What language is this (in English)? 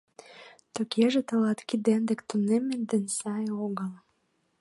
Mari